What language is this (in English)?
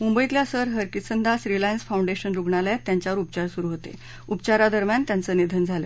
Marathi